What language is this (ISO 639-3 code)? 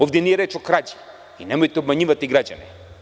srp